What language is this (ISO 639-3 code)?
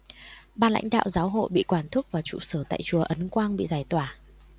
vie